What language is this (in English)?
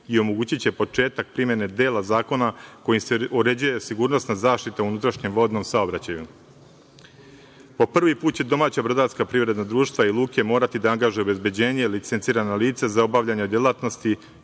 Serbian